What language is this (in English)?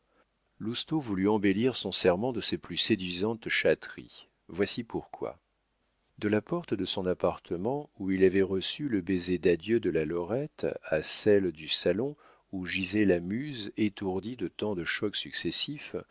French